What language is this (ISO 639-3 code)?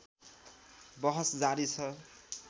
nep